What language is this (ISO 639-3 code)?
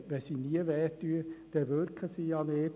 gsw